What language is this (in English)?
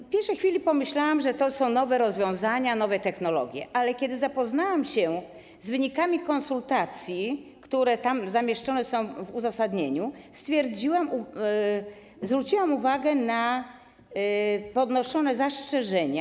Polish